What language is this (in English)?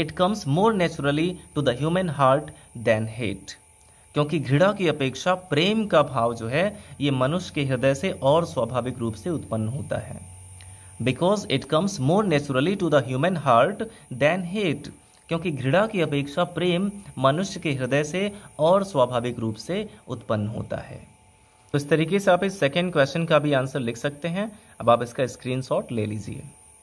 Hindi